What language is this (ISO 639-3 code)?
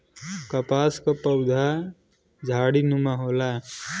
bho